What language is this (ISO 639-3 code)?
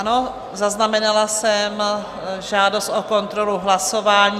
ces